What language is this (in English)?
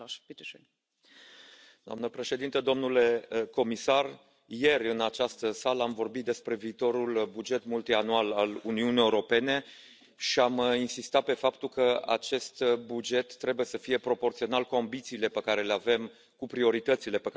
Romanian